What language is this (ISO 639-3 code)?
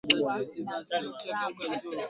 swa